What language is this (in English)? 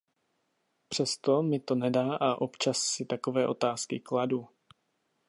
Czech